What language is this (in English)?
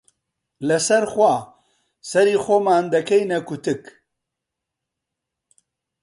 Central Kurdish